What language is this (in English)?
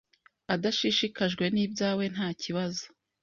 Kinyarwanda